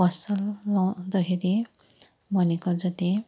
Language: Nepali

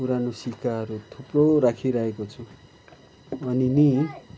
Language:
Nepali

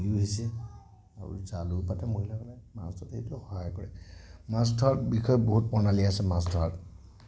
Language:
Assamese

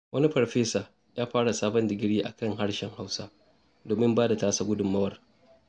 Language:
Hausa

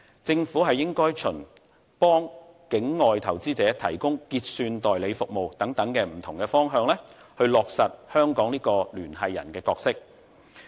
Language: Cantonese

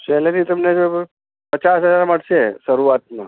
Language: Gujarati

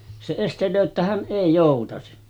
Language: Finnish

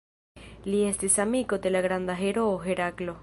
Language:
Esperanto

